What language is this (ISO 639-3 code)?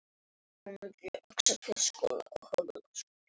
isl